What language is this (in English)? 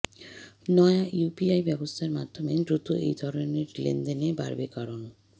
Bangla